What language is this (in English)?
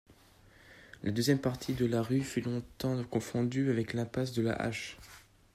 French